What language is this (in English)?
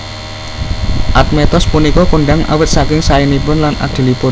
Javanese